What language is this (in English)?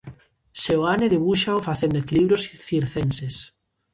Galician